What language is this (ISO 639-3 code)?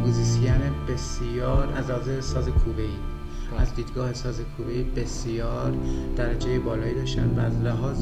fas